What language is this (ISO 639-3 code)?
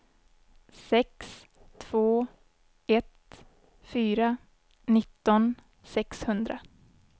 swe